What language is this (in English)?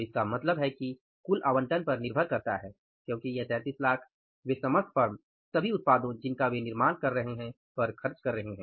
Hindi